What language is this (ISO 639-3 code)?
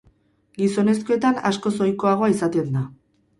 eus